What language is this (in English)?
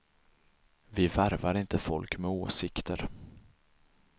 Swedish